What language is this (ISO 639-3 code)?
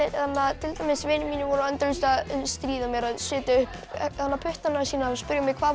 isl